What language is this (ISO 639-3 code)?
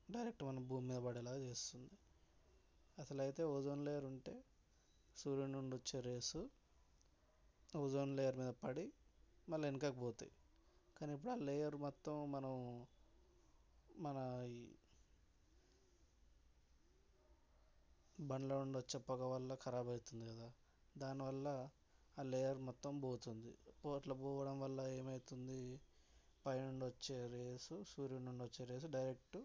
tel